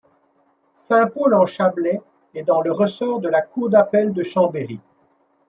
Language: French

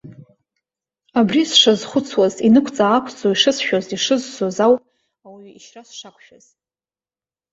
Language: Abkhazian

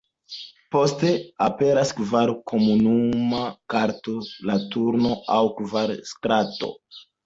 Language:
Esperanto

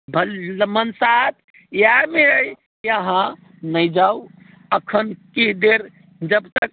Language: Maithili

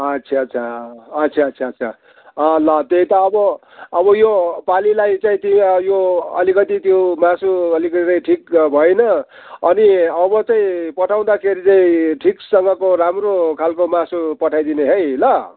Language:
Nepali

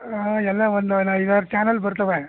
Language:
Kannada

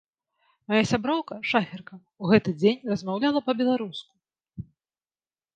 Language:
Belarusian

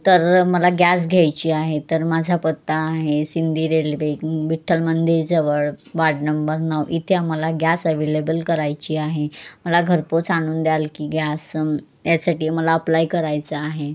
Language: Marathi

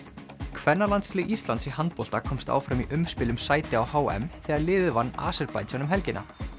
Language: Icelandic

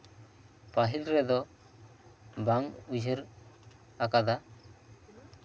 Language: Santali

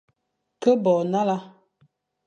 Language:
Fang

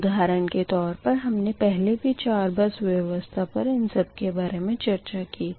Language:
Hindi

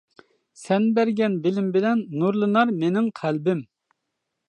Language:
Uyghur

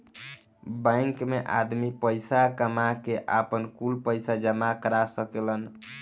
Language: Bhojpuri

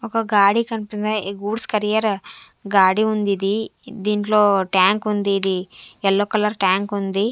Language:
Telugu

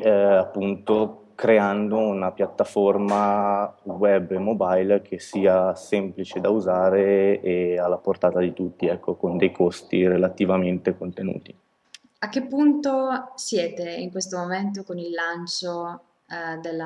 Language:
Italian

